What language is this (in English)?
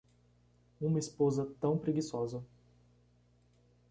Portuguese